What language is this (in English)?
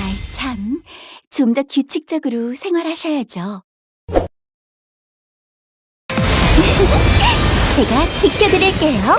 Korean